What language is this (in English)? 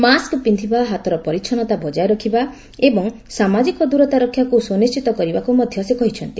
Odia